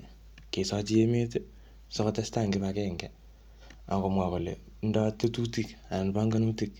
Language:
Kalenjin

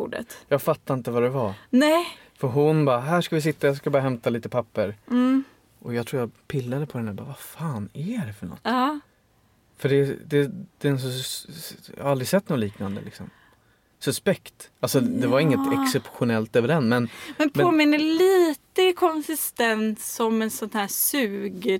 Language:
Swedish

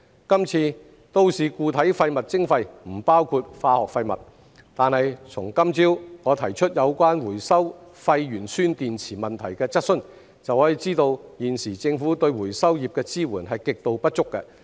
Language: Cantonese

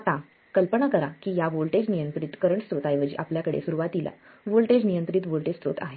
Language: Marathi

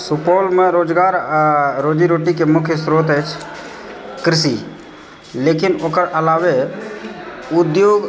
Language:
Maithili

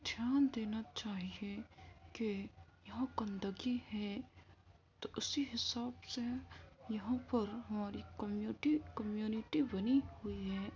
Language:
Urdu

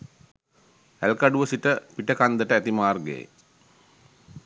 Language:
Sinhala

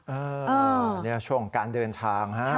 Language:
Thai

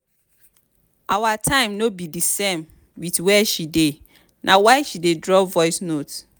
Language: Nigerian Pidgin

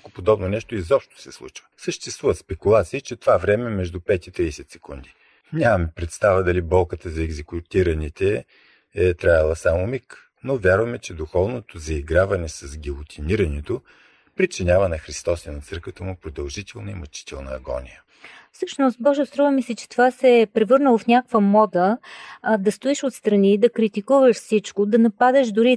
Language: Bulgarian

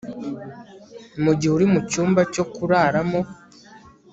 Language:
Kinyarwanda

